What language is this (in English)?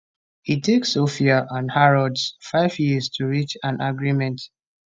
Nigerian Pidgin